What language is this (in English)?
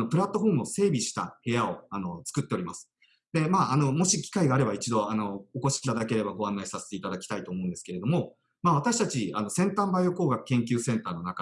Japanese